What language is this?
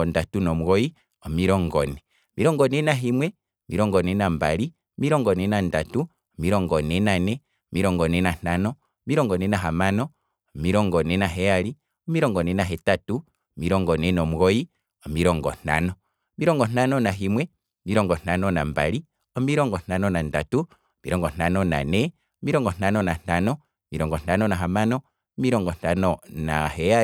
Kwambi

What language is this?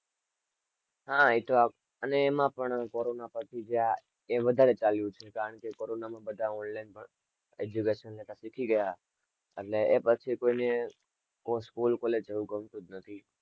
Gujarati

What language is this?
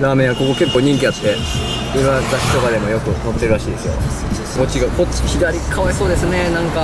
Japanese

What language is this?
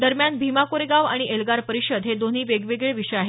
Marathi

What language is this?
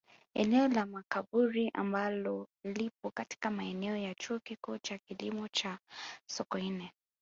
Swahili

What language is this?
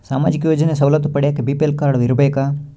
Kannada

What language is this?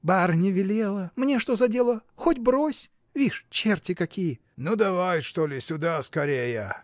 Russian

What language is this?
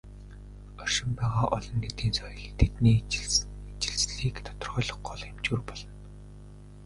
Mongolian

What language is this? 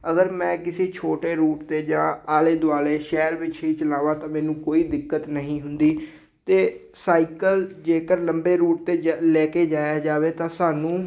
Punjabi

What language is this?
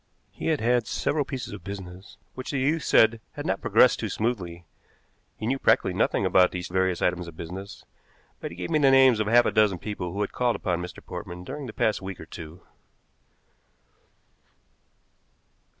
English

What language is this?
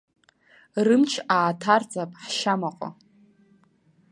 Abkhazian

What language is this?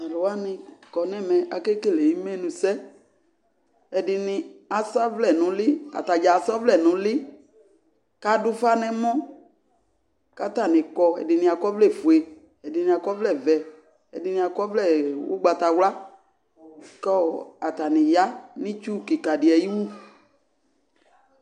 Ikposo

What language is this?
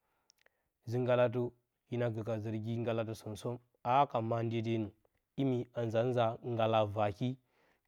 Bacama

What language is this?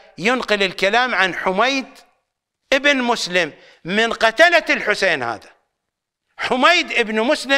Arabic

